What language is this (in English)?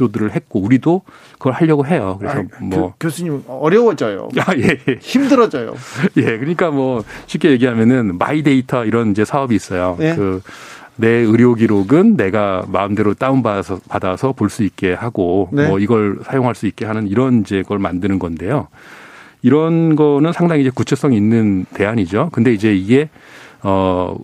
Korean